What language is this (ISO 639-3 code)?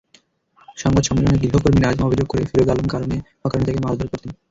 ben